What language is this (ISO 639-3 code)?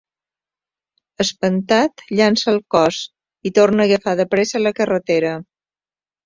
cat